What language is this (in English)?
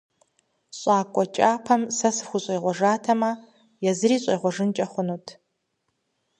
Kabardian